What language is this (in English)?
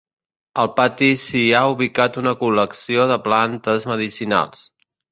Catalan